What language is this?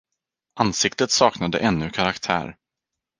Swedish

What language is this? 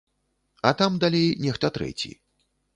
Belarusian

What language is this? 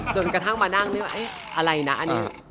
Thai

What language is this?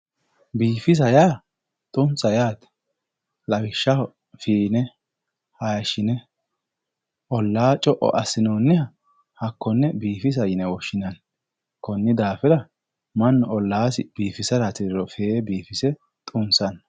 Sidamo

